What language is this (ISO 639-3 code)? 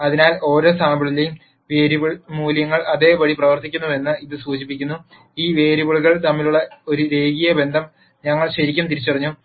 mal